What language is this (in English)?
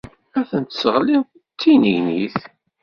Kabyle